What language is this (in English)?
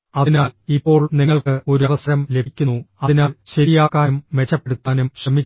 Malayalam